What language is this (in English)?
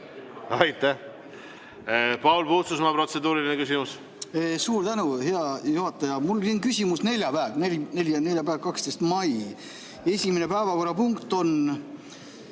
Estonian